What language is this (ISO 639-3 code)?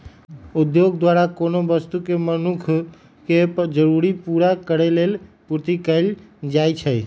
mag